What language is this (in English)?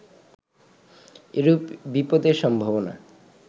Bangla